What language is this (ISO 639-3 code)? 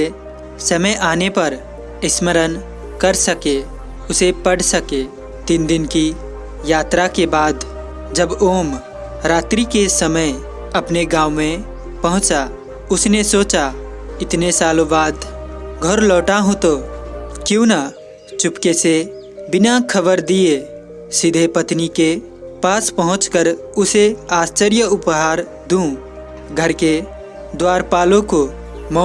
hin